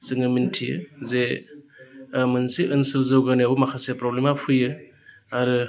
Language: Bodo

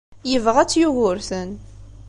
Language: Kabyle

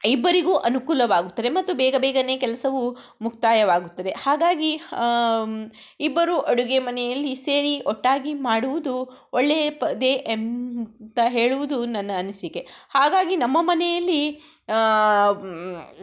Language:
Kannada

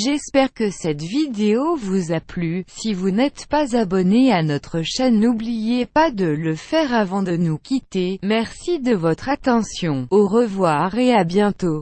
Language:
French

